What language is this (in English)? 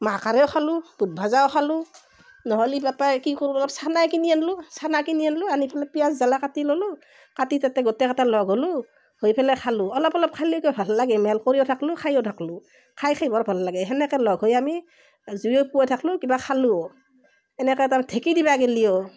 Assamese